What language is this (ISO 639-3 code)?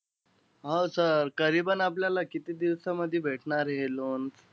mar